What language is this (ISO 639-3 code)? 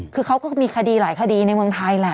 tha